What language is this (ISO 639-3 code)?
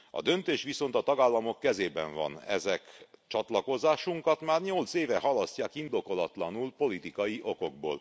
hun